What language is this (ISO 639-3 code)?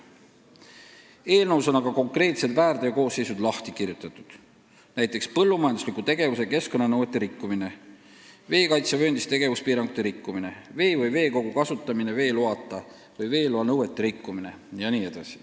est